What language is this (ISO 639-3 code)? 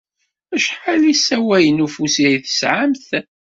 kab